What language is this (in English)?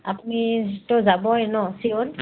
Assamese